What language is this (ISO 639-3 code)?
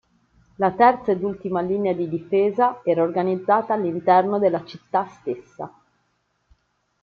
ita